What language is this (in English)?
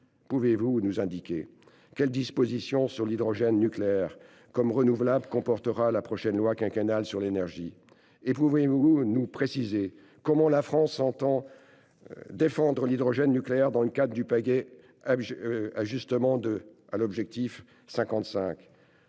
French